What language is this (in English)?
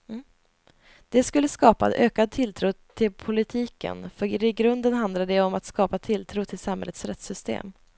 Swedish